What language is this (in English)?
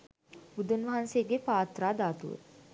Sinhala